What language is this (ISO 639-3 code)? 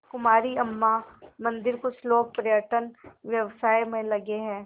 hin